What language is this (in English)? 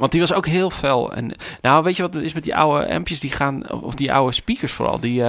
Dutch